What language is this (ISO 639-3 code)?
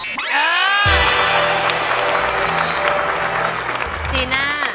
tha